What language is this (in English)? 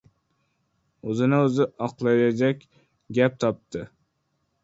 Uzbek